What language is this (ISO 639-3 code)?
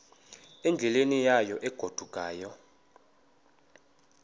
xho